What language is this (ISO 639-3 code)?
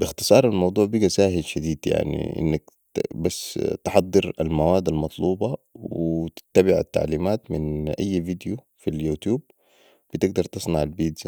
apd